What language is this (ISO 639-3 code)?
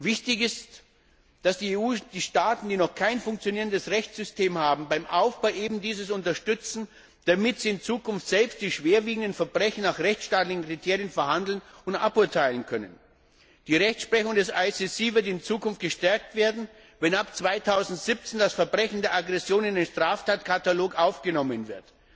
deu